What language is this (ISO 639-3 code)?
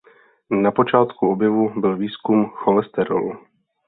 ces